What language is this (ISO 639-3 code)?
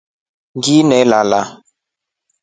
rof